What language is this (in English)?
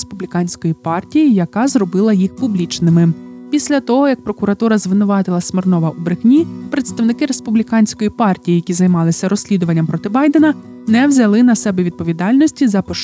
Ukrainian